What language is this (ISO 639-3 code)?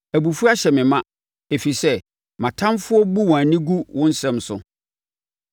aka